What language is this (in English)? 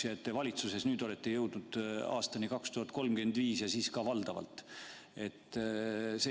Estonian